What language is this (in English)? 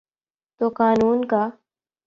Urdu